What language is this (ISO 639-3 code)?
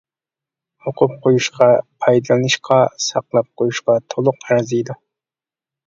uig